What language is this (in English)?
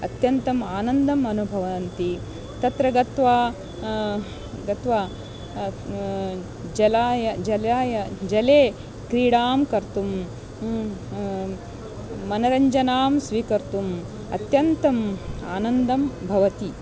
Sanskrit